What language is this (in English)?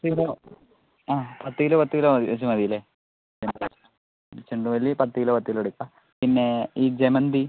Malayalam